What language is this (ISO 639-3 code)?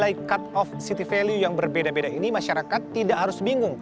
ind